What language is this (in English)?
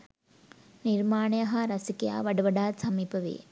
Sinhala